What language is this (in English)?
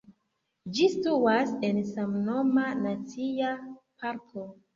Esperanto